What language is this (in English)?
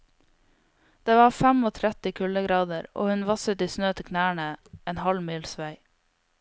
Norwegian